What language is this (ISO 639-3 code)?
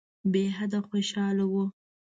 pus